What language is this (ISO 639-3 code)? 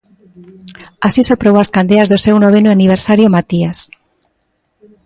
glg